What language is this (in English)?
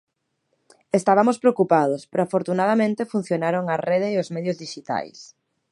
Galician